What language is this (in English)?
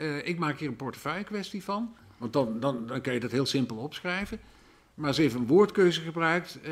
Dutch